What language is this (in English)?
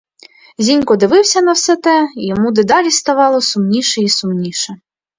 Ukrainian